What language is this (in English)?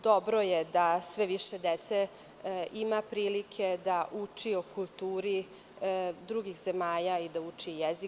Serbian